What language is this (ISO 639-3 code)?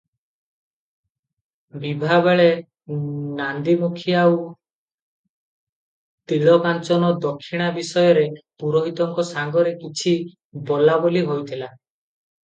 ori